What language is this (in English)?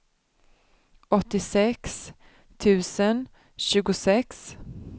Swedish